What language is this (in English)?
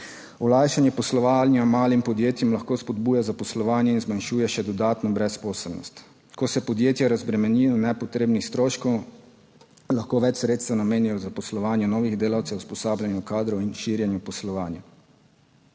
Slovenian